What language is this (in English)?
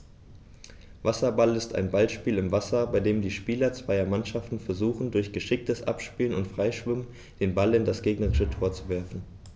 German